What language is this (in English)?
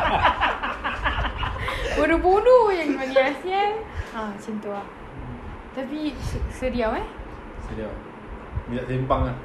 Malay